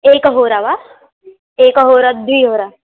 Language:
Sanskrit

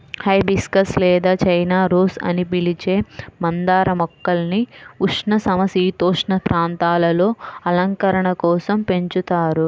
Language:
Telugu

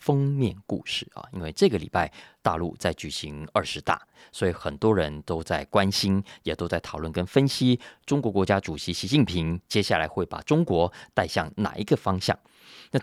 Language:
Chinese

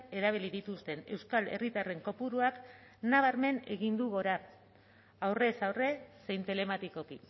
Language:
Basque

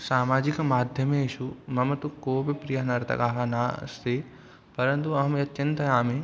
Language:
Sanskrit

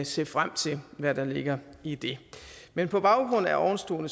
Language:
Danish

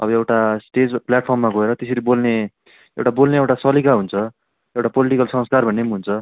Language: Nepali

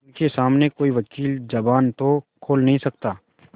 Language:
Hindi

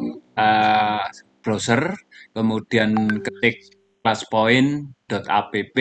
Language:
Indonesian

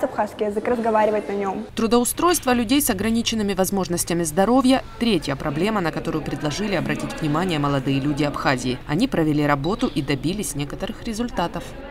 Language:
Russian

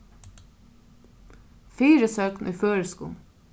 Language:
Faroese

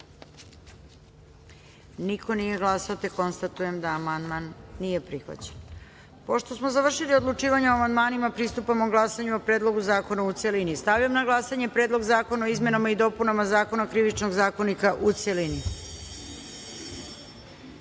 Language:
Serbian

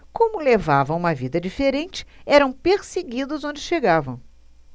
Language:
Portuguese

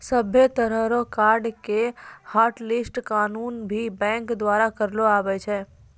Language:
Maithili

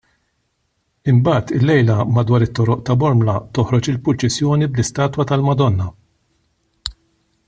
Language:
Maltese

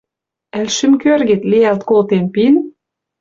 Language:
Western Mari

